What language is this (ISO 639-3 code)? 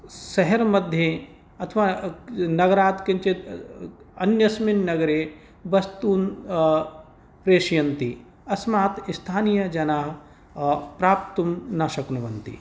san